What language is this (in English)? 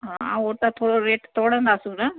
Sindhi